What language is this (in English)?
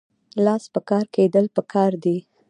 Pashto